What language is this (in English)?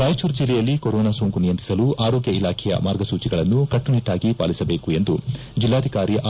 Kannada